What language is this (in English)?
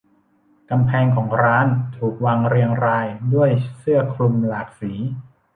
Thai